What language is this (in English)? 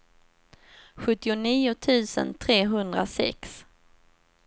Swedish